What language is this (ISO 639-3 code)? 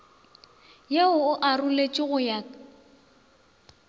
nso